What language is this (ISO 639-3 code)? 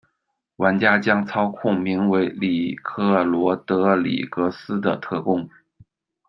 zho